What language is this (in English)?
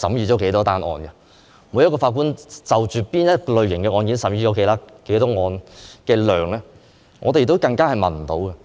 Cantonese